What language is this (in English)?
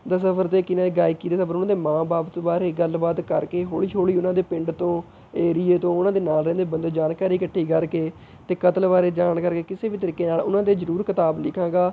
Punjabi